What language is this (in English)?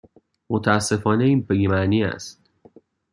Persian